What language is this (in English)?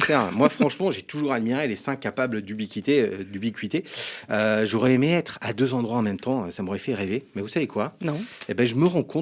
French